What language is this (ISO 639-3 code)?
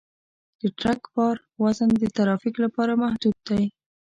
pus